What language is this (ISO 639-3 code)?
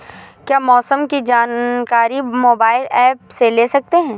hin